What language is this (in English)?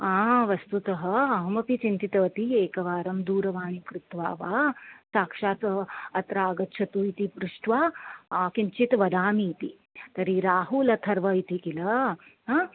Sanskrit